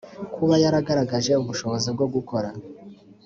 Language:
Kinyarwanda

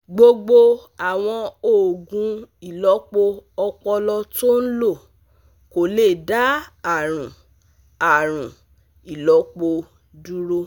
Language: Yoruba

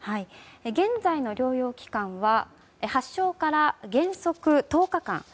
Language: Japanese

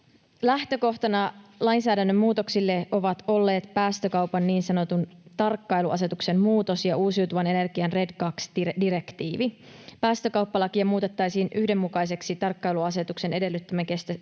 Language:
Finnish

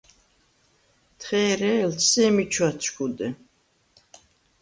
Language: Svan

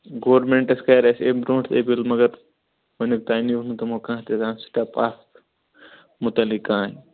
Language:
Kashmiri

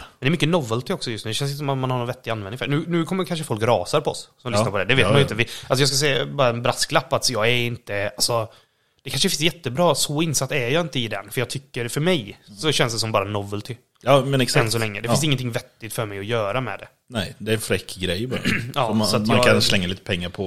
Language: Swedish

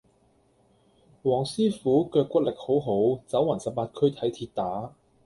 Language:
Cantonese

